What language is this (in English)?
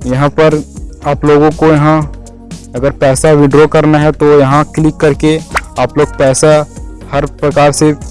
Hindi